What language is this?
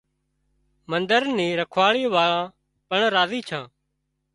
Wadiyara Koli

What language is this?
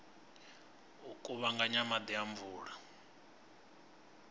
Venda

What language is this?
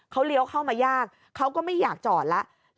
Thai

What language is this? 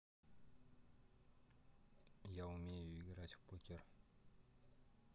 Russian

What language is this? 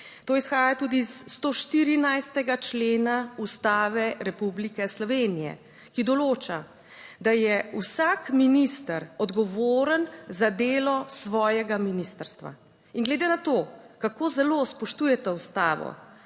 Slovenian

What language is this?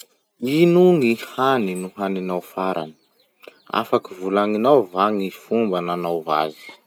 Masikoro Malagasy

